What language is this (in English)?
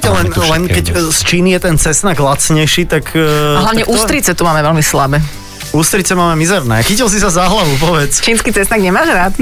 Slovak